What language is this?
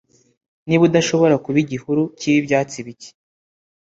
Kinyarwanda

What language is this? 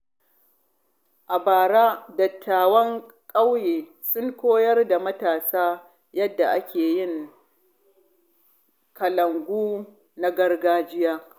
Hausa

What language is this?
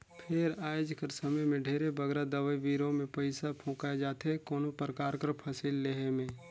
Chhattisgarhi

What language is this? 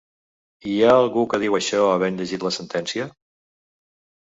Catalan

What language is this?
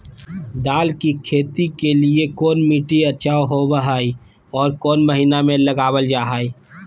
Magahi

